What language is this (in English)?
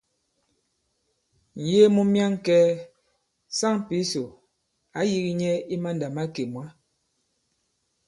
Bankon